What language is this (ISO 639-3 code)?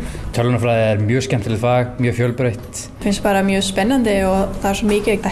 isl